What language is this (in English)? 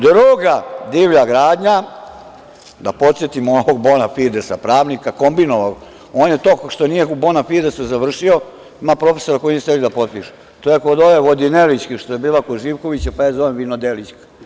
Serbian